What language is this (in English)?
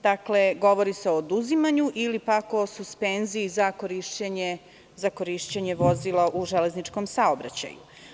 Serbian